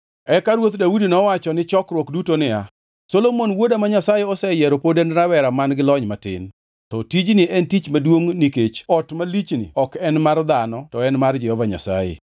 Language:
Luo (Kenya and Tanzania)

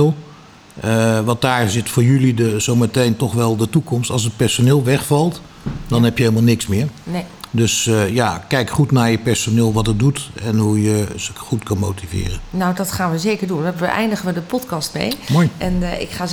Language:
Dutch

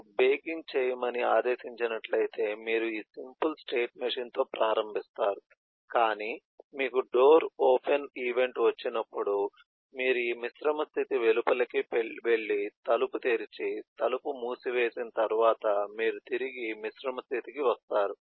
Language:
Telugu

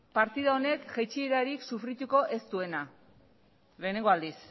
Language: Basque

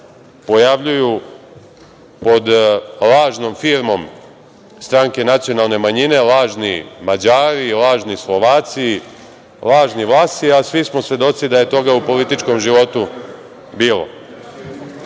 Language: Serbian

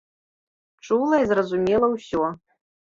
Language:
Belarusian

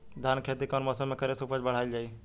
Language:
Bhojpuri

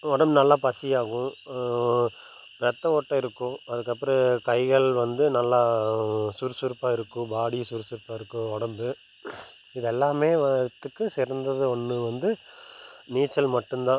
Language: Tamil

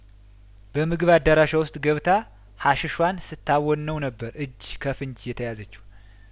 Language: Amharic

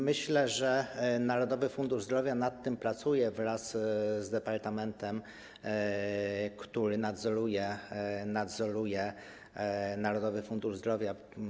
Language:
Polish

